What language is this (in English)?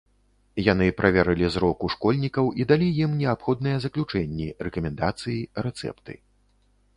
Belarusian